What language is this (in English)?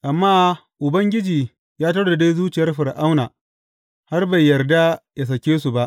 Hausa